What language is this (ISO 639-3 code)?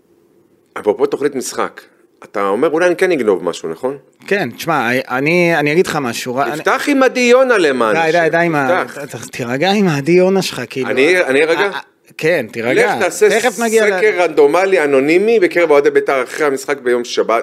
heb